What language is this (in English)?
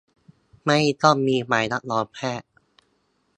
Thai